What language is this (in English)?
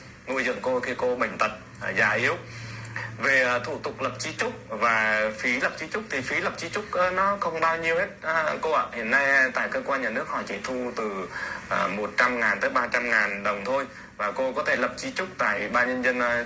Vietnamese